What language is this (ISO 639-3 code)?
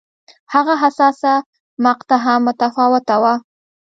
pus